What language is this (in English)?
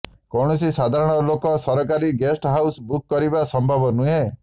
Odia